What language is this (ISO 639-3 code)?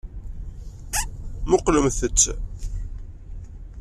kab